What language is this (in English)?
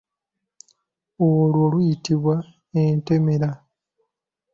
Ganda